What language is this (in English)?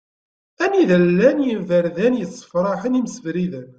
Kabyle